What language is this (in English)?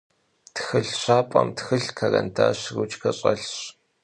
Kabardian